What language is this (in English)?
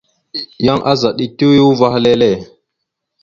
Mada (Cameroon)